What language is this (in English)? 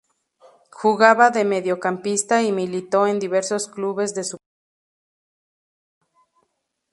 Spanish